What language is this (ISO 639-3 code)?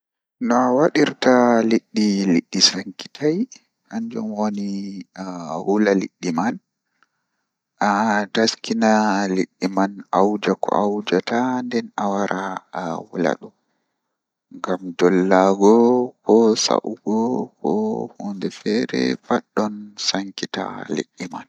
ful